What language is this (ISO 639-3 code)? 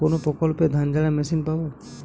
ben